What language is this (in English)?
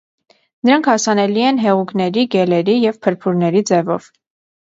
Armenian